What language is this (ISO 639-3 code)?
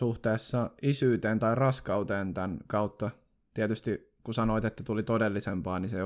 fin